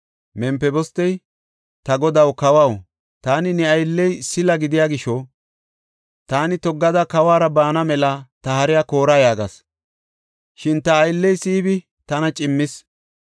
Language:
Gofa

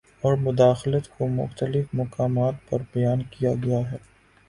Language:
Urdu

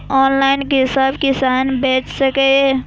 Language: Maithili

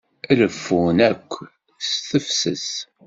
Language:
Kabyle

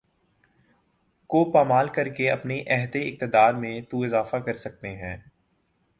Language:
Urdu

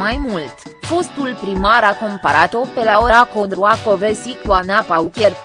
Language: Romanian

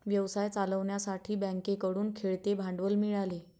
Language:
Marathi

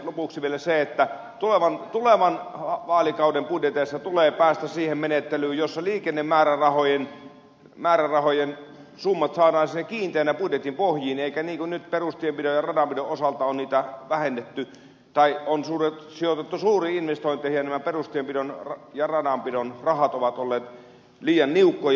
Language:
Finnish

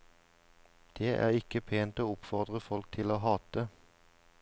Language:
Norwegian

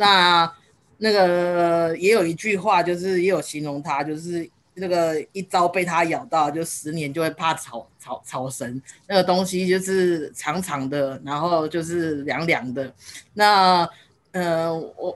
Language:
Chinese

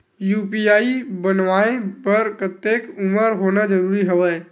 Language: Chhattisgarhi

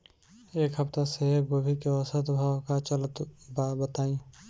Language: Bhojpuri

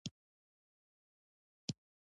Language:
Pashto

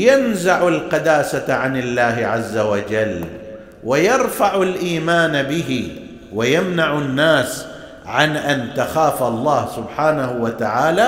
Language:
Arabic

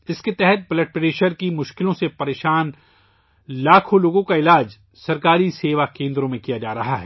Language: Urdu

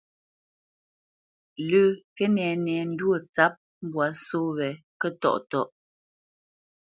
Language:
Bamenyam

